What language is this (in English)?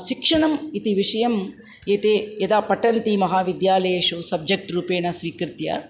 Sanskrit